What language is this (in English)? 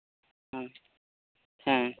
Santali